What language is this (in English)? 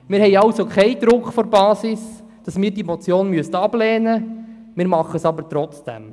Swiss German